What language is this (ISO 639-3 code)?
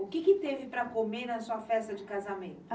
por